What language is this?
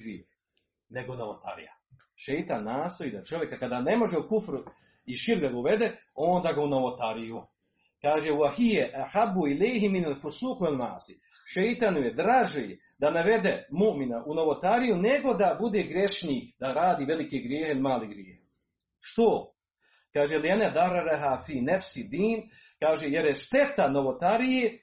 Croatian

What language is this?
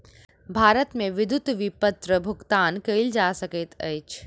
Maithili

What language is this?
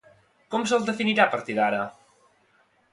Catalan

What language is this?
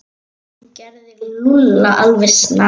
Icelandic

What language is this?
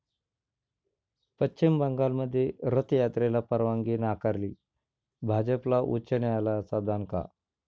Marathi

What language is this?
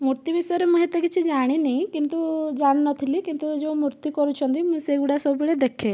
Odia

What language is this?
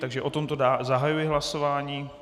Czech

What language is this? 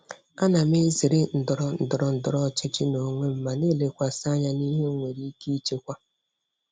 Igbo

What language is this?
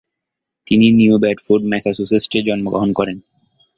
Bangla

